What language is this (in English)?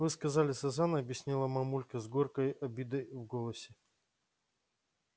Russian